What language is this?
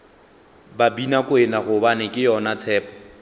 Northern Sotho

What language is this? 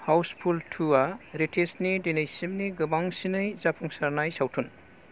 Bodo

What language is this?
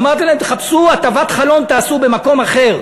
Hebrew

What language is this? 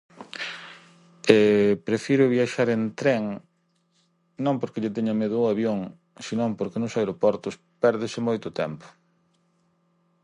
Galician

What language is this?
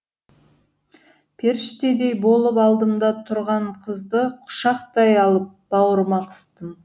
Kazakh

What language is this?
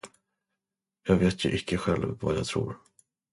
Swedish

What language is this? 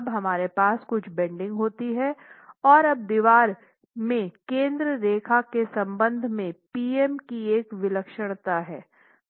Hindi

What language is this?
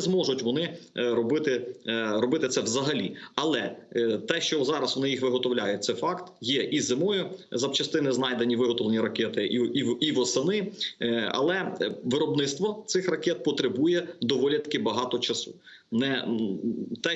Ukrainian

